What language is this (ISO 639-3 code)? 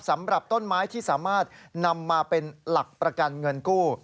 tha